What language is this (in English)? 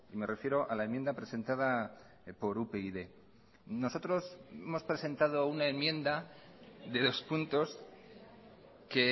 Spanish